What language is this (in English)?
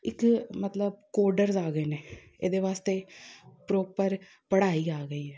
Punjabi